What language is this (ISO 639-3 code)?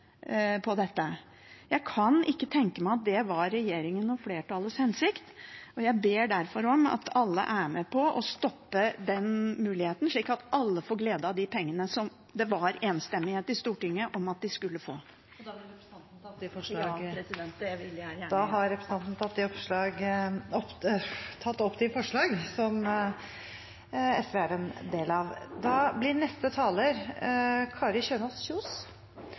nor